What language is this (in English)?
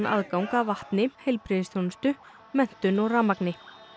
Icelandic